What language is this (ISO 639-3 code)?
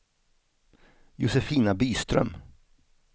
swe